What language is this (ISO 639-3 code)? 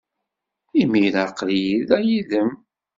kab